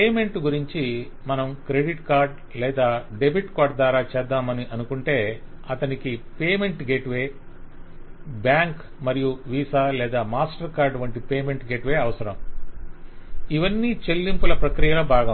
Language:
Telugu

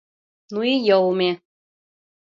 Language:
Mari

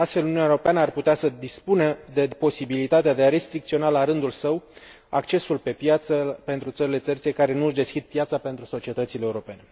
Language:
Romanian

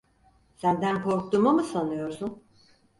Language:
Turkish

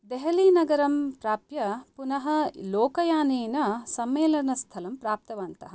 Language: Sanskrit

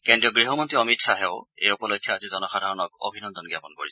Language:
Assamese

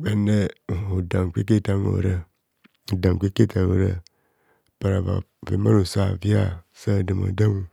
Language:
Kohumono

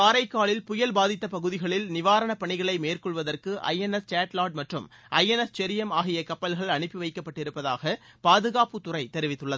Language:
Tamil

